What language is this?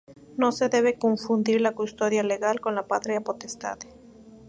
Spanish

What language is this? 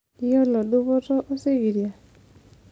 Masai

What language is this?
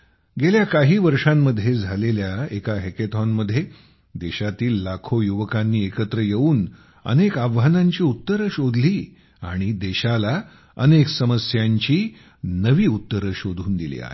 Marathi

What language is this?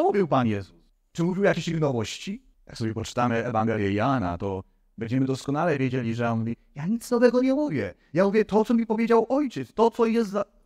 Polish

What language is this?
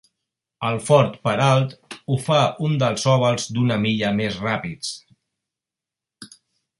Catalan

